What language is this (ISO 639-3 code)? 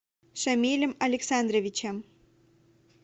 rus